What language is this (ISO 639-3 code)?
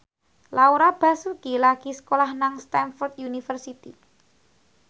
jav